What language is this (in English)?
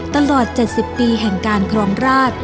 Thai